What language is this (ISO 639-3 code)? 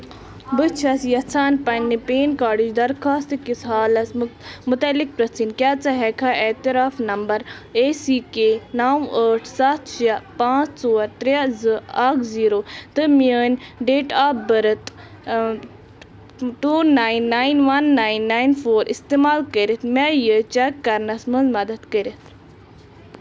kas